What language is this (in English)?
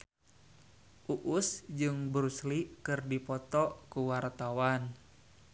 Sundanese